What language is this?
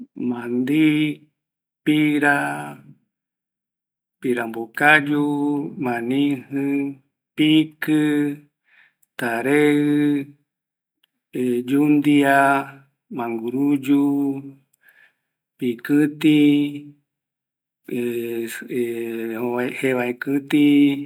Eastern Bolivian Guaraní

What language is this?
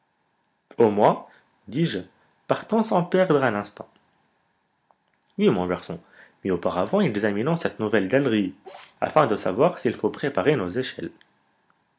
French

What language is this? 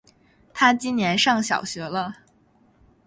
Chinese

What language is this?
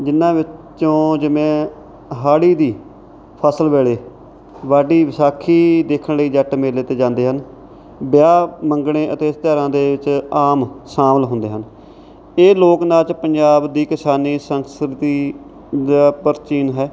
Punjabi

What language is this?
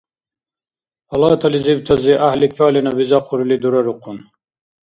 Dargwa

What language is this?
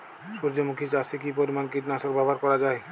Bangla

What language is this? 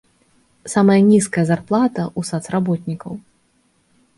Belarusian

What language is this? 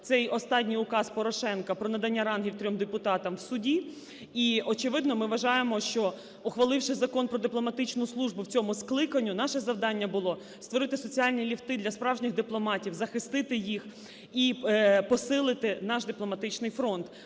Ukrainian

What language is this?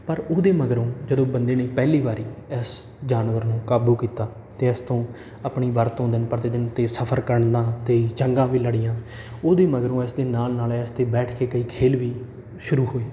Punjabi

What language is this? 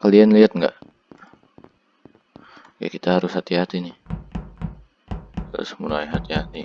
Indonesian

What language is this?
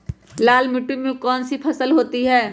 Magahi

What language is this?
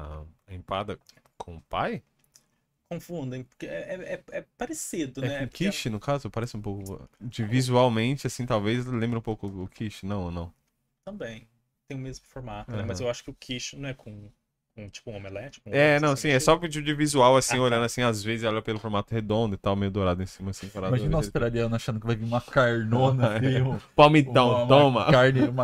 Portuguese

